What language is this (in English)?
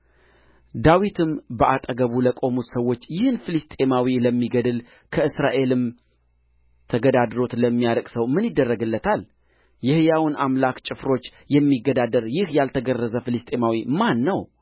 Amharic